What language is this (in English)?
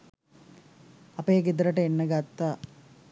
Sinhala